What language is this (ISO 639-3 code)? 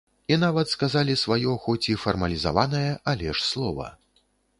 bel